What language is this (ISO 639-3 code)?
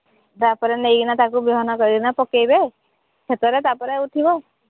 ori